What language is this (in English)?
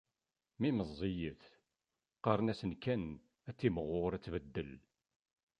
Kabyle